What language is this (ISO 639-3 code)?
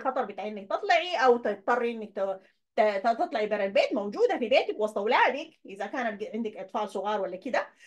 ara